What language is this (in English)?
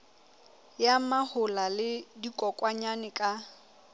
Southern Sotho